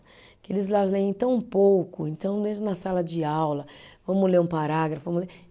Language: Portuguese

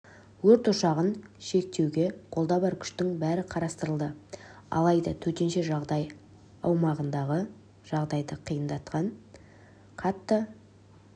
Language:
Kazakh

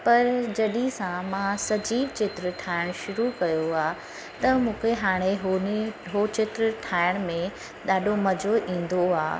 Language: Sindhi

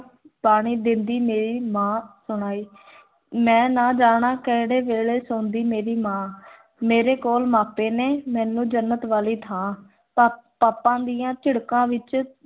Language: Punjabi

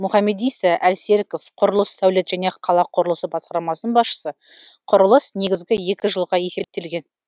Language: Kazakh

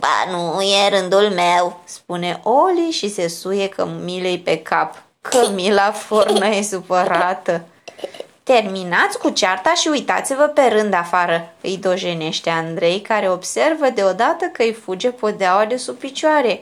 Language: Romanian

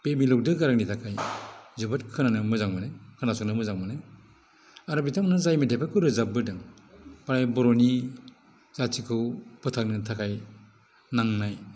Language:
Bodo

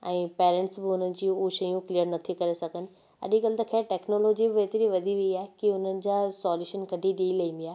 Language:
Sindhi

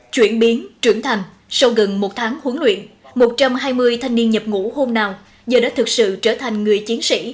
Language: Vietnamese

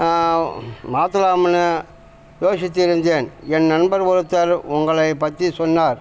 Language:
Tamil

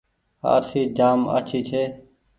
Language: Goaria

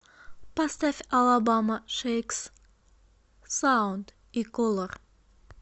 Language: Russian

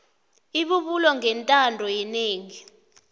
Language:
South Ndebele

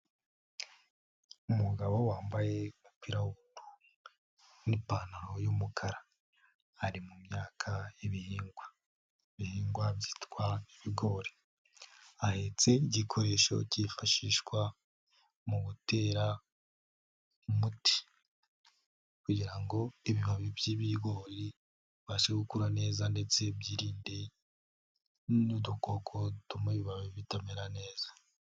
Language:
Kinyarwanda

